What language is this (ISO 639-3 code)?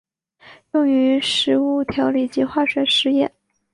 zho